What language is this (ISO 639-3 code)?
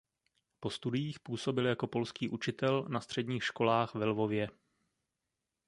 ces